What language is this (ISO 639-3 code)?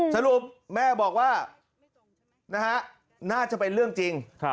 tha